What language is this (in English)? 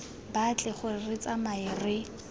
Tswana